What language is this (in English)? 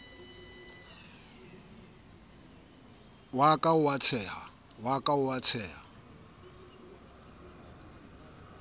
Southern Sotho